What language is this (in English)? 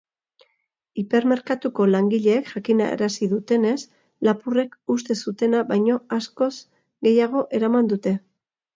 Basque